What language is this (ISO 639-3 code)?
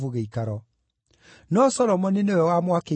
kik